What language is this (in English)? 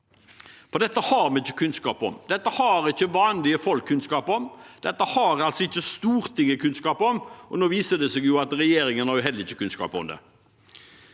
Norwegian